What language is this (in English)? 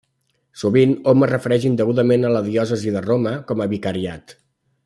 Catalan